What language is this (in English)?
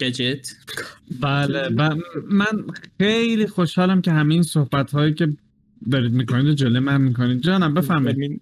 Persian